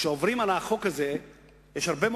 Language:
Hebrew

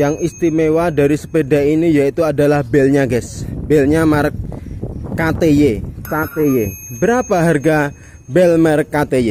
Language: Indonesian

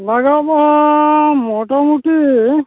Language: Santali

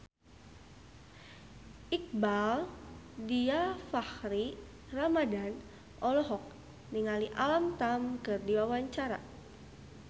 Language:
Sundanese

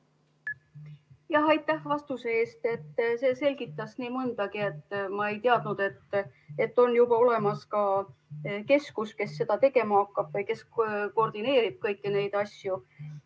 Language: Estonian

